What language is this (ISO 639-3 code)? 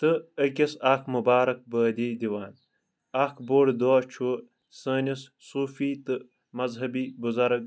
kas